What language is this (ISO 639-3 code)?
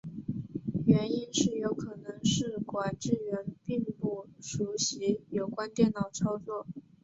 zho